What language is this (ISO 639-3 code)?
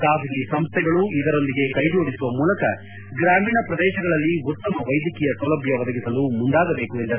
kan